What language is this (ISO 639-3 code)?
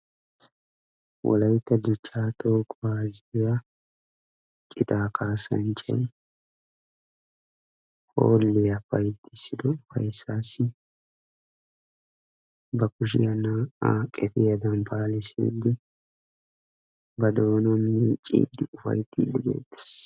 wal